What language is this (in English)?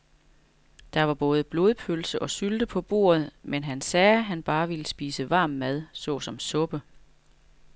Danish